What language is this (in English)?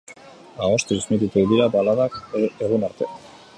Basque